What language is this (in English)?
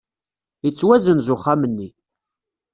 Kabyle